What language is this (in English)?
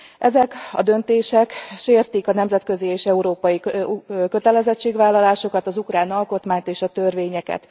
Hungarian